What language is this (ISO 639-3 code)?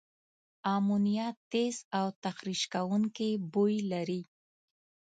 pus